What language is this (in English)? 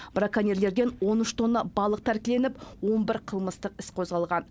Kazakh